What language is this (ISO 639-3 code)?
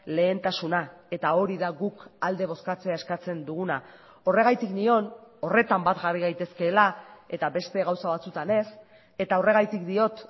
eus